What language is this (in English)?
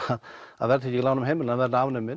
Icelandic